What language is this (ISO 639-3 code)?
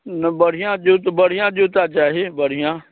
mai